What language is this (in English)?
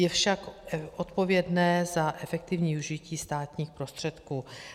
Czech